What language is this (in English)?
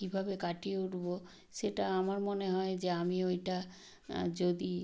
Bangla